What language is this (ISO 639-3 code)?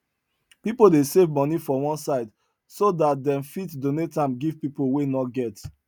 pcm